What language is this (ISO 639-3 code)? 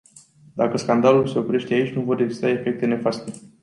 ron